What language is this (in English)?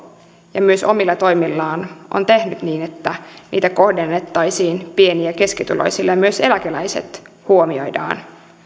Finnish